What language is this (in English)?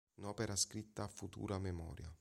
Italian